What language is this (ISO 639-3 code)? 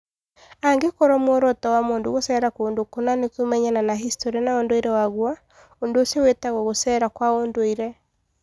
kik